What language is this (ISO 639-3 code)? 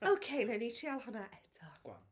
cym